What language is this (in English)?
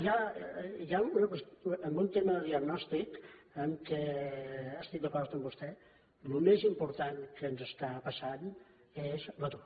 Catalan